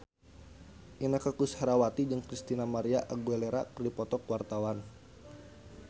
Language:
Sundanese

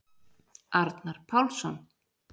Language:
Icelandic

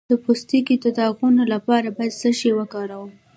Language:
Pashto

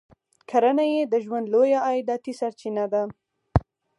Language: Pashto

